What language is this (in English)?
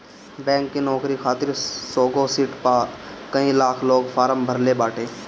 Bhojpuri